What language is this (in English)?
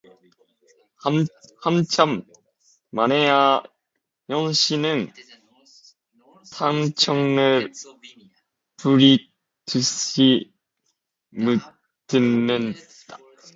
Korean